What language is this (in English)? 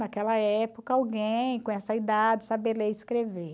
Portuguese